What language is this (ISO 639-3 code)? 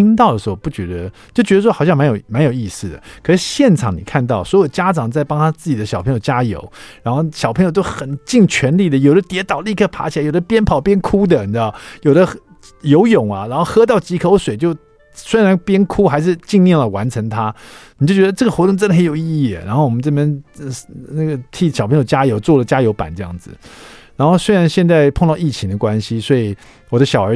zho